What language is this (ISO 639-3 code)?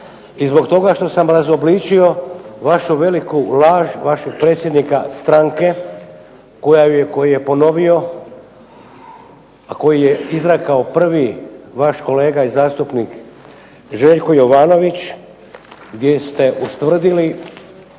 hrv